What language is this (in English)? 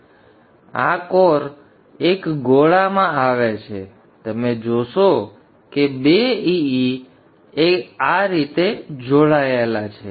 Gujarati